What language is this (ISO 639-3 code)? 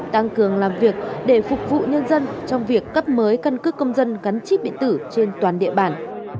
vie